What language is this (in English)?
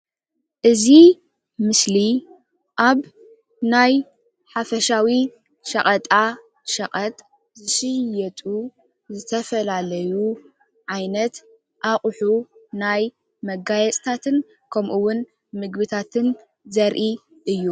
Tigrinya